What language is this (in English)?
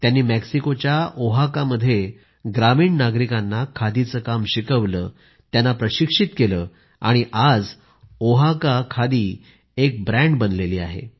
Marathi